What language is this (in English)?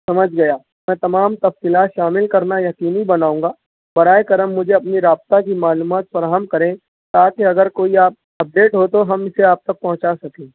Urdu